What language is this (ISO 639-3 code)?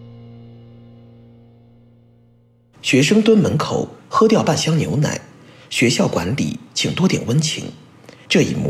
zho